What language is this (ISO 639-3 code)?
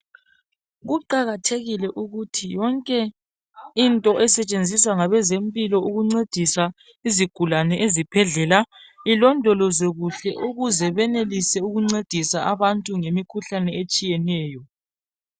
nde